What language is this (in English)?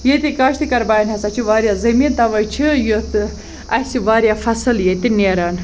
Kashmiri